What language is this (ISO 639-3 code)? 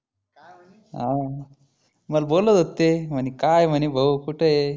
mar